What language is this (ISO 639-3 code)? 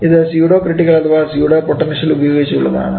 mal